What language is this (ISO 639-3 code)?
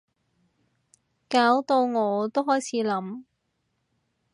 yue